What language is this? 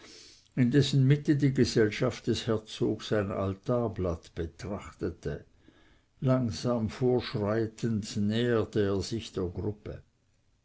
German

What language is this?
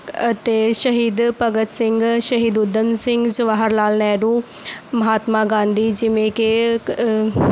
Punjabi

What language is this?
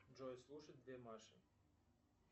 Russian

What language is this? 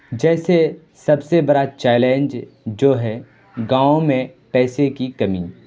Urdu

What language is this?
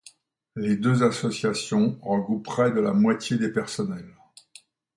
French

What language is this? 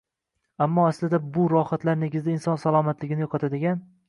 Uzbek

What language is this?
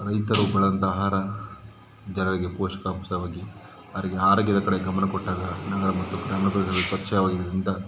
Kannada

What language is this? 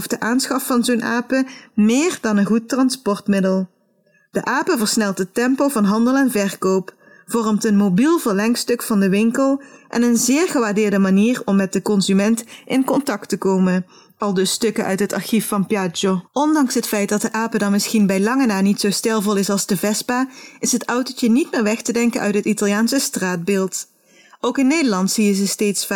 Dutch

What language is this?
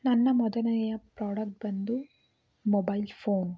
Kannada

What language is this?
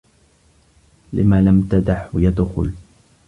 Arabic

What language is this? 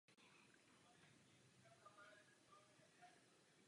Czech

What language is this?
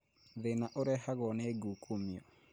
Kikuyu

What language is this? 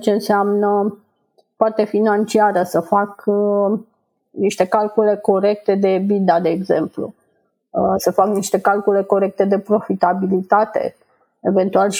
Romanian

